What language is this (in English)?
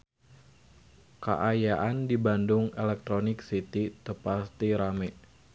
Sundanese